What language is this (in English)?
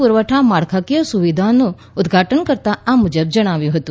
Gujarati